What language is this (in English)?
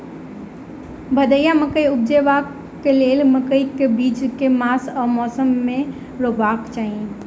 Maithili